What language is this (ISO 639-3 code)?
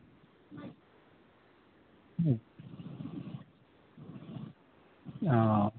sat